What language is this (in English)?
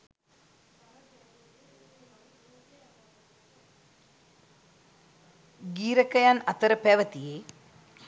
Sinhala